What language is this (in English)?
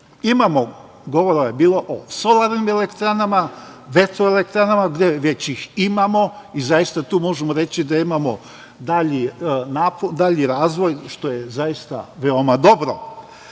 Serbian